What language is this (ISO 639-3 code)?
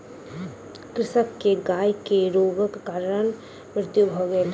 mai